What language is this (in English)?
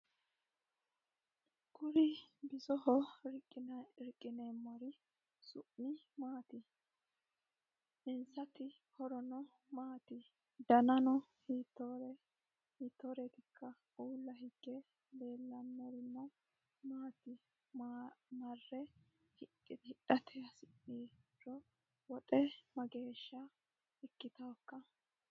Sidamo